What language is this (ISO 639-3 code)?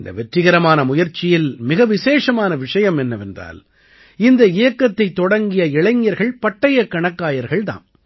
tam